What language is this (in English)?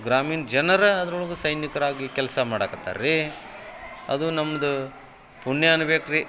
Kannada